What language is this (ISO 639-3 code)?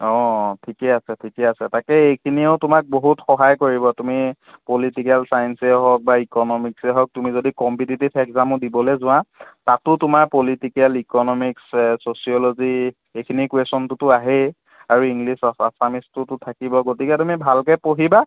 asm